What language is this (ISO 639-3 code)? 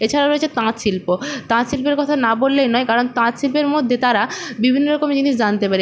ben